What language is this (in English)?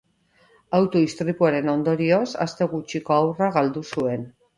Basque